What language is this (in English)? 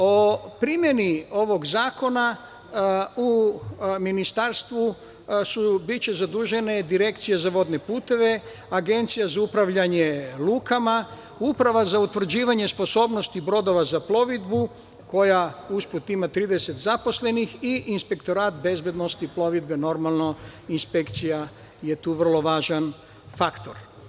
Serbian